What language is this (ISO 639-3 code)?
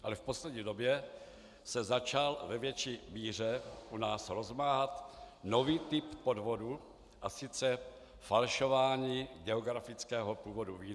ces